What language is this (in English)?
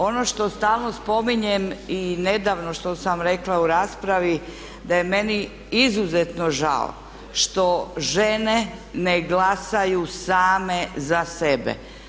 Croatian